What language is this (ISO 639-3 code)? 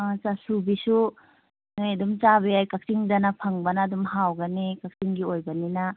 mni